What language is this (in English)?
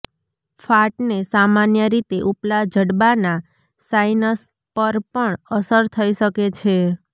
Gujarati